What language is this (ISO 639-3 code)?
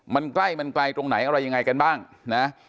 tha